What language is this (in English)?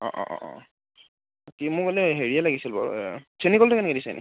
Assamese